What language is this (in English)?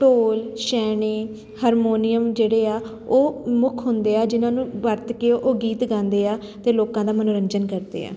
Punjabi